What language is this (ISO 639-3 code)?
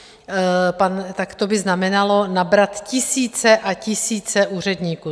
ces